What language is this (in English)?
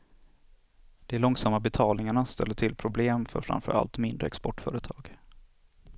Swedish